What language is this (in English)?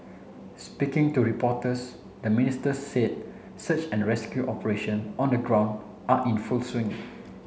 English